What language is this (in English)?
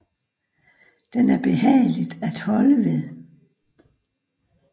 Danish